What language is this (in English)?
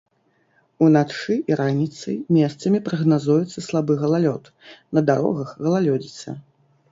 Belarusian